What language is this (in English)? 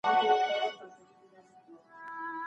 Pashto